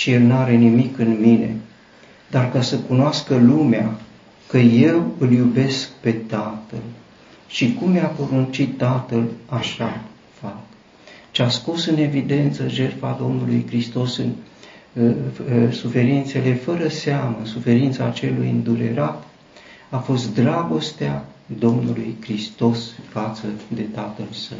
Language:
Romanian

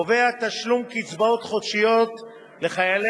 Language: Hebrew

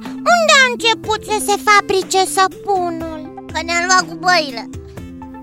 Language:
Romanian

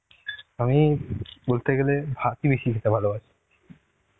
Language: Bangla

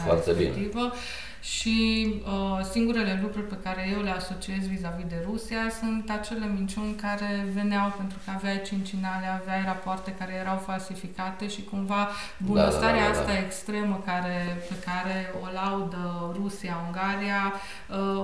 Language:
Romanian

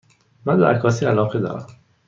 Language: Persian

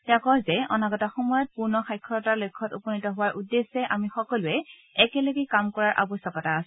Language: Assamese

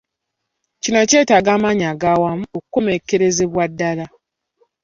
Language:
Ganda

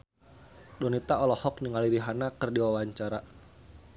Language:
Sundanese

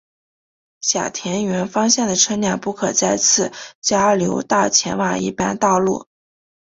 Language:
Chinese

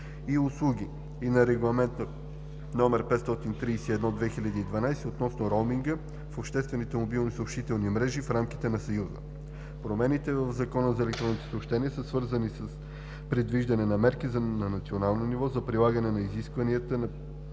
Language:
Bulgarian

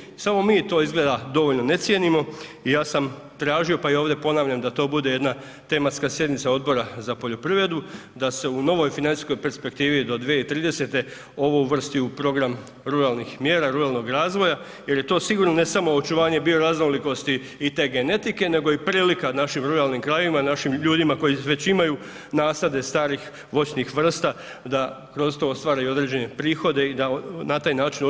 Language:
Croatian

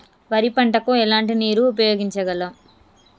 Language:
Telugu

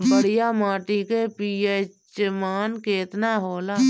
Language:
Bhojpuri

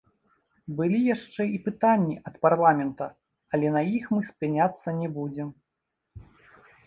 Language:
Belarusian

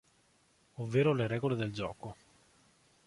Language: Italian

